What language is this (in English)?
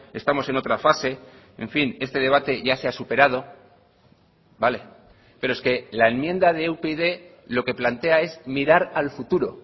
Spanish